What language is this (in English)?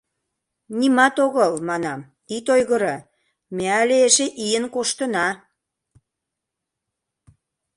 Mari